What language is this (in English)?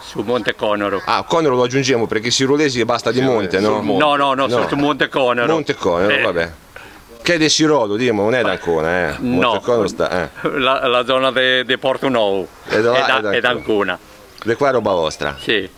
Italian